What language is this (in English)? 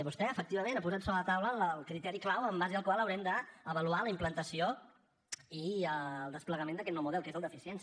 Catalan